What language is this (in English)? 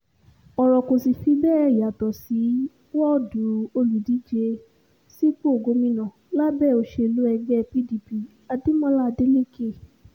Yoruba